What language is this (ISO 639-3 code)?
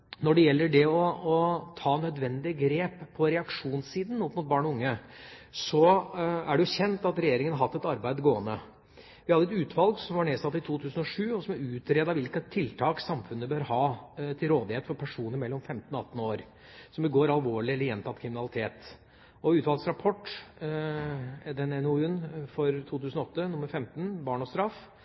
nob